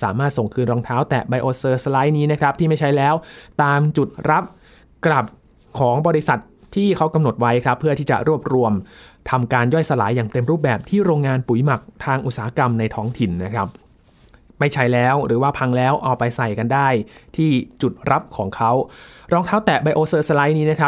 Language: Thai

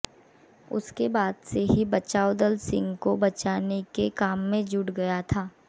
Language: Hindi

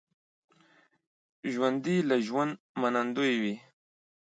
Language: Pashto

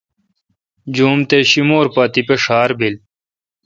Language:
Kalkoti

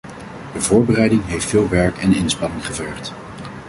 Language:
Dutch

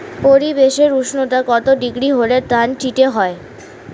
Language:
Bangla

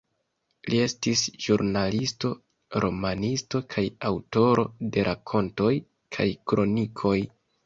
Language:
Esperanto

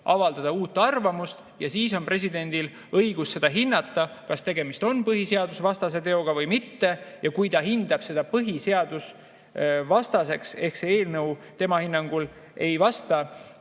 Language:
Estonian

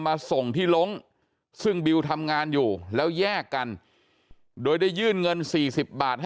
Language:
Thai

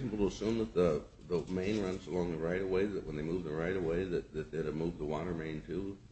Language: English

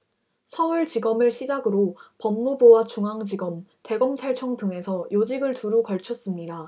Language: Korean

